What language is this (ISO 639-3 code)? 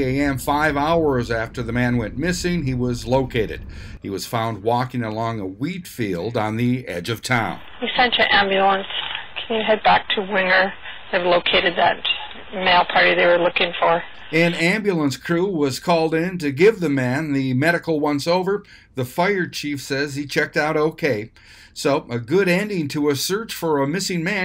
eng